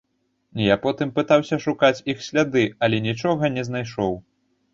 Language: Belarusian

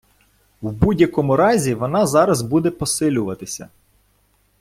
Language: Ukrainian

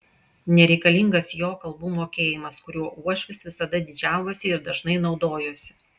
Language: Lithuanian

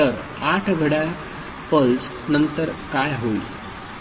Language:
Marathi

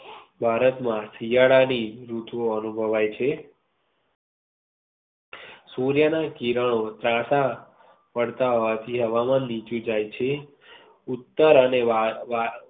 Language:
Gujarati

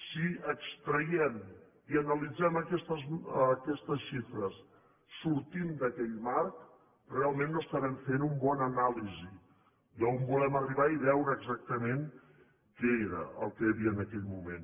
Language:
Catalan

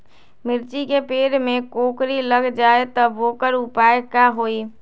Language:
Magahi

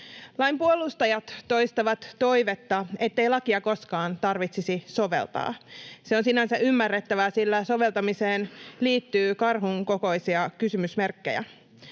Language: Finnish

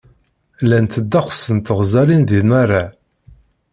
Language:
Kabyle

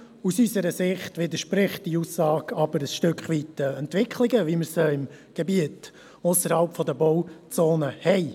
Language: Swiss German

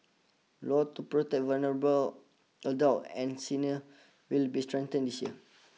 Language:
English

